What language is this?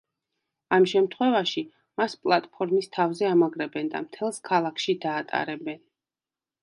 Georgian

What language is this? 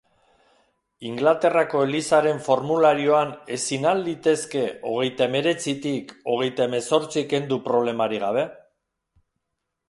Basque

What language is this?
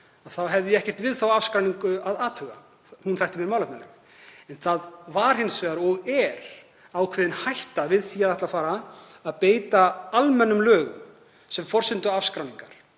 Icelandic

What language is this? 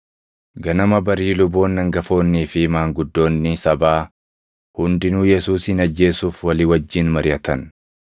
Oromo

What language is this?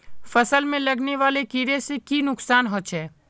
Magahi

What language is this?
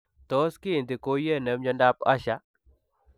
Kalenjin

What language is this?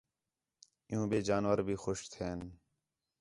Khetrani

